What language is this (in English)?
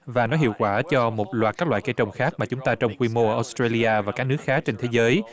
Vietnamese